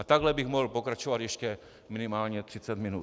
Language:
Czech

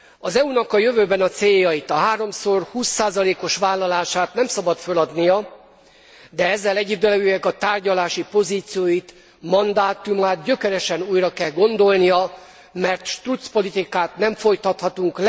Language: Hungarian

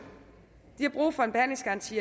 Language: Danish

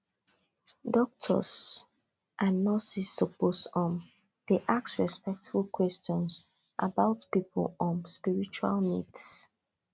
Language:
Nigerian Pidgin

